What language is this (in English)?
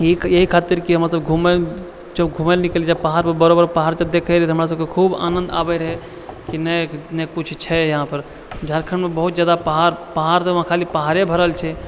Maithili